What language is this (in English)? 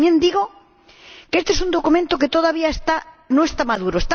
Spanish